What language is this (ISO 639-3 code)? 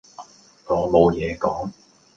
yue